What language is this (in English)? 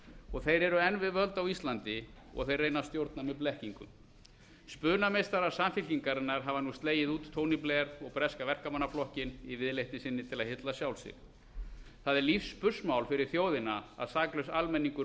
Icelandic